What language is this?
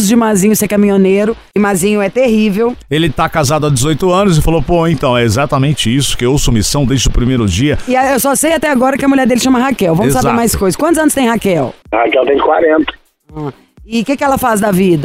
Portuguese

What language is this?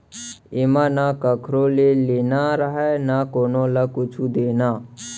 Chhattisgarhi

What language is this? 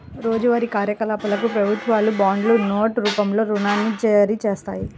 Telugu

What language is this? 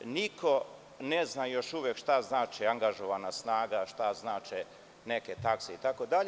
Serbian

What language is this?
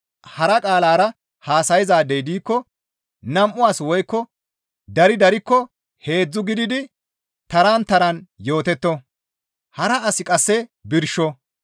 Gamo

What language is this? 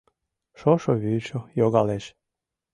Mari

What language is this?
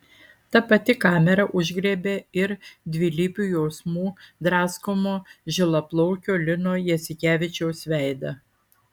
Lithuanian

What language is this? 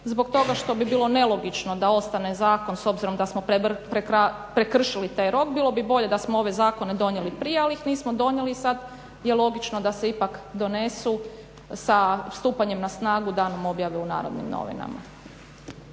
Croatian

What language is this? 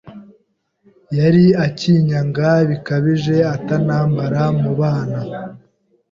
Kinyarwanda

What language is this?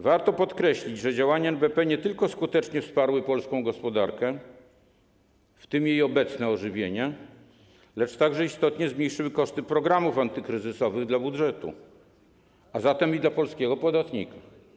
Polish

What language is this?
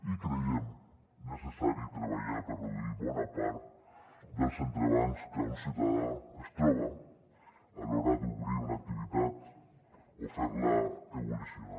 Catalan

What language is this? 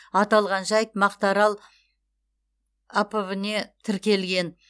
Kazakh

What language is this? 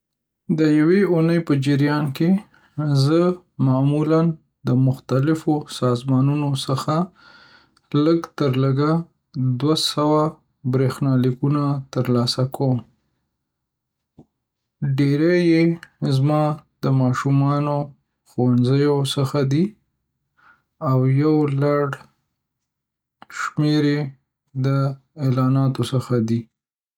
Pashto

